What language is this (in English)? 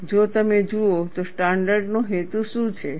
Gujarati